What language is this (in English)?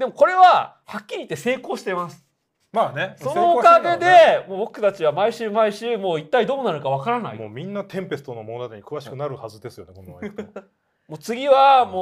Japanese